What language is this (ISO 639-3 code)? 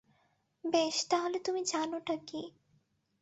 ben